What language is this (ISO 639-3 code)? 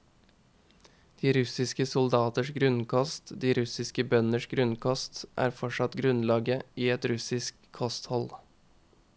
nor